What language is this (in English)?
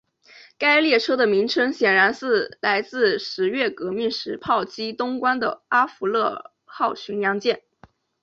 Chinese